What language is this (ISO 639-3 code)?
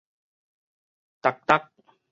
nan